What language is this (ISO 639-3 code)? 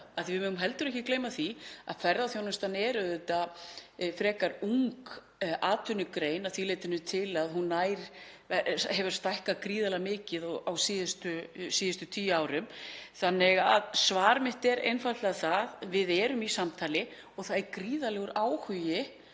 isl